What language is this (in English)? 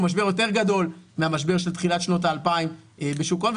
Hebrew